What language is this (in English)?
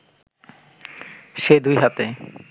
Bangla